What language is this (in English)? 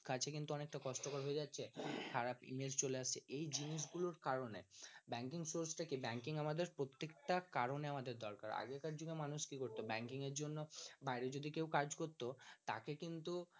Bangla